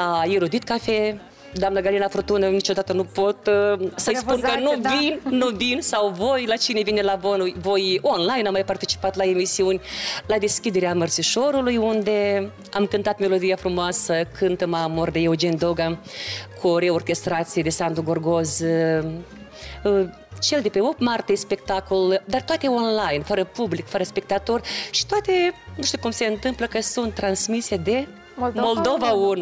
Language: Romanian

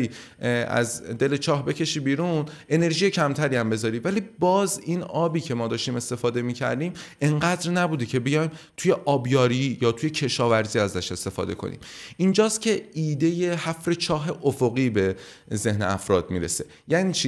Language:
Persian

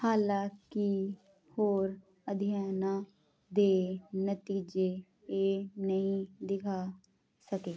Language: Punjabi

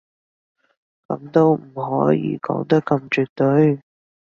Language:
Cantonese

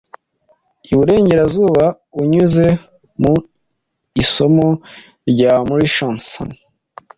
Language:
Kinyarwanda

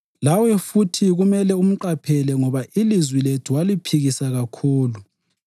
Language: North Ndebele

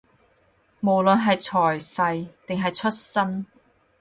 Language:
Cantonese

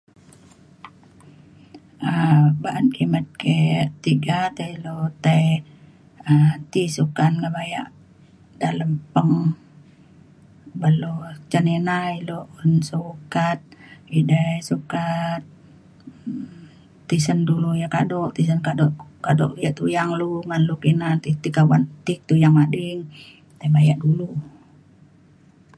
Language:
Mainstream Kenyah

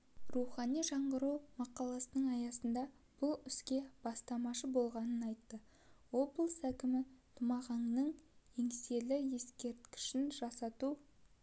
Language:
Kazakh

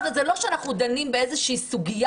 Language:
Hebrew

